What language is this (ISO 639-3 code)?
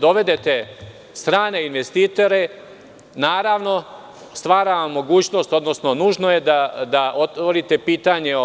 srp